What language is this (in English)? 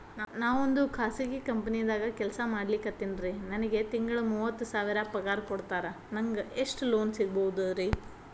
Kannada